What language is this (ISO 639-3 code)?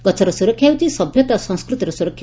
ori